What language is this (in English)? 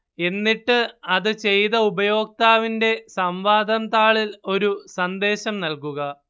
Malayalam